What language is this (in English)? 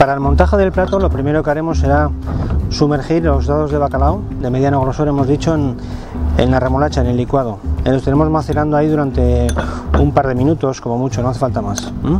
Spanish